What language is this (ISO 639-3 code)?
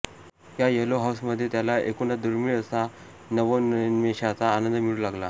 mar